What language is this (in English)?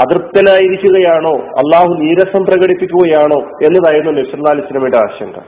Malayalam